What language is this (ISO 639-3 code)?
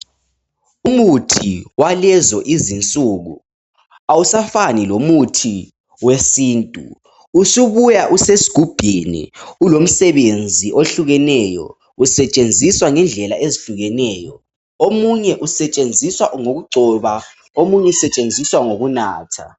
nde